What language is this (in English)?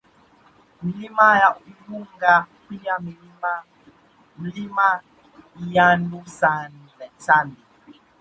Swahili